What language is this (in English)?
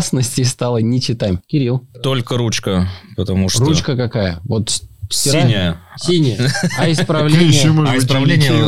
Russian